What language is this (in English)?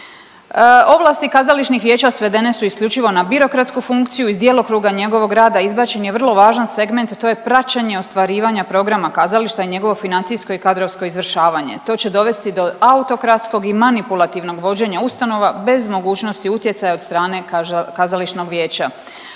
Croatian